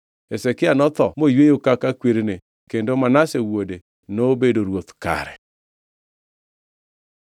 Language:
Luo (Kenya and Tanzania)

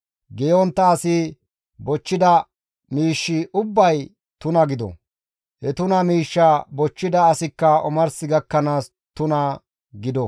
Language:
Gamo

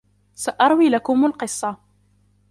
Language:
Arabic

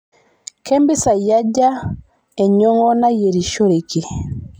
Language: Masai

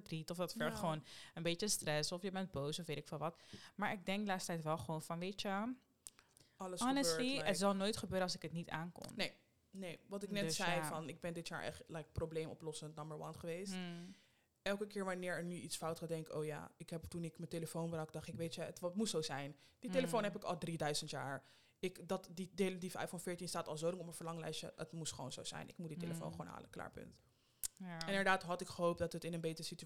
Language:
Dutch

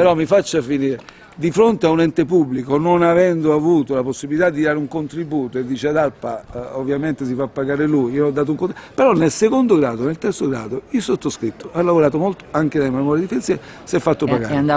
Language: Italian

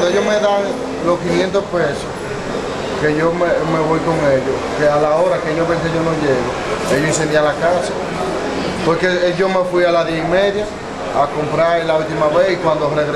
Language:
Spanish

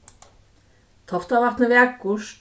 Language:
Faroese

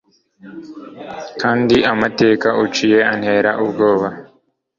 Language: Kinyarwanda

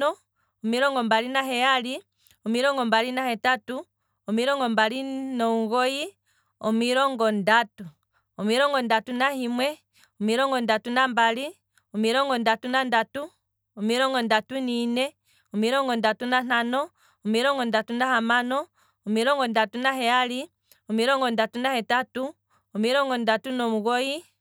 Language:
Kwambi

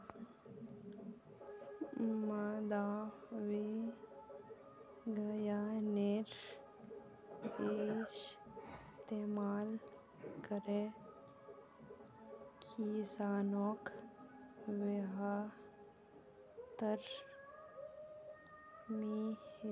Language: Magahi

